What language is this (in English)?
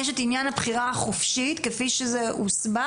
Hebrew